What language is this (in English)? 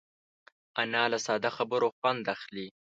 Pashto